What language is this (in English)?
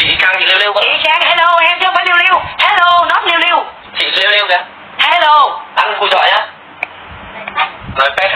Vietnamese